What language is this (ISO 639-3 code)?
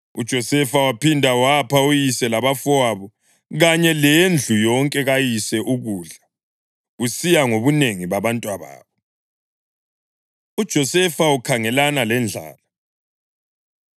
nde